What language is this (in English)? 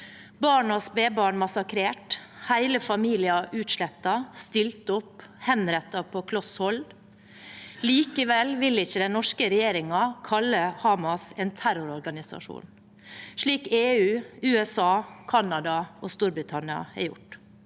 Norwegian